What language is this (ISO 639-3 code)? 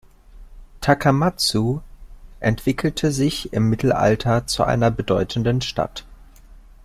deu